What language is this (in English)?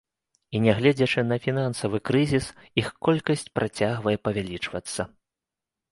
Belarusian